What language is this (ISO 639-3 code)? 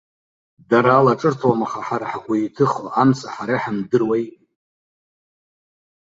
abk